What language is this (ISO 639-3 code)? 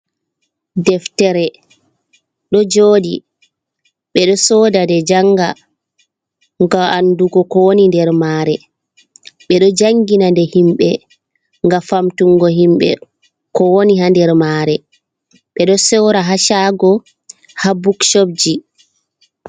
ful